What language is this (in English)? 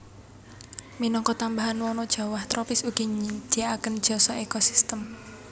Javanese